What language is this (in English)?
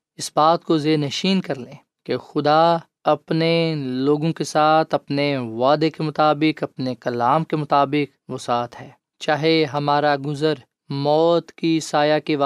Urdu